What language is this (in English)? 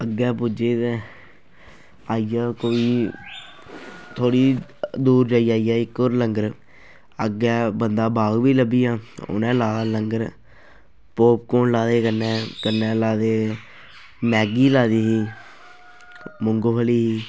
Dogri